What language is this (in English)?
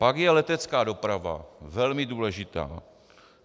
Czech